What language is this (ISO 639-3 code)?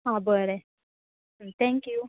kok